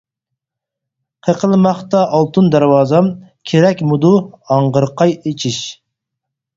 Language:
Uyghur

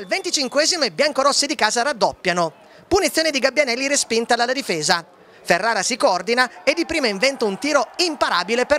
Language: Italian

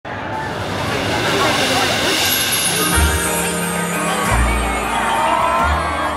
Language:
Thai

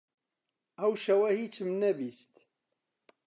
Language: Central Kurdish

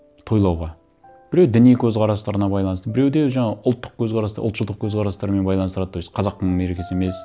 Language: Kazakh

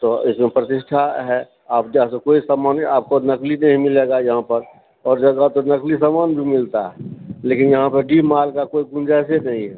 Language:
Maithili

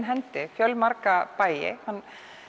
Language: Icelandic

